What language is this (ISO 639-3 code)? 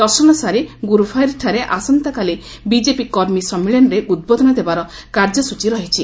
ori